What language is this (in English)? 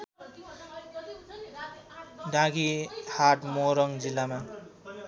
Nepali